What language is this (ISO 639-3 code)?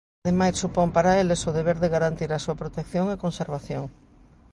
glg